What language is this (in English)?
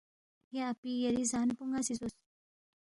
Balti